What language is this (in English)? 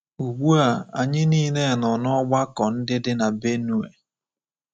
Igbo